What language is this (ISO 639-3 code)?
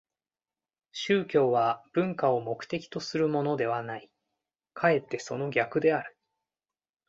jpn